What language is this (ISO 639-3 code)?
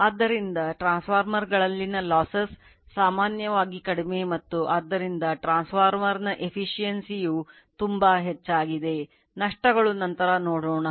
kan